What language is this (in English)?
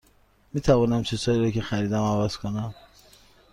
Persian